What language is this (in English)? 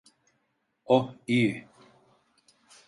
Turkish